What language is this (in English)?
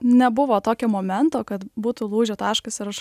Lithuanian